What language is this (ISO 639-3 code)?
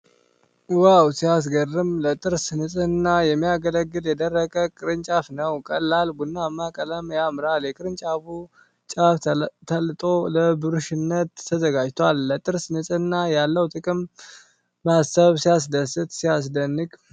amh